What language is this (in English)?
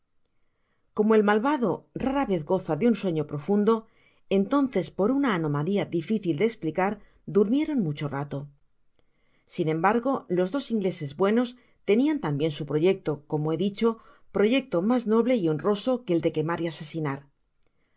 Spanish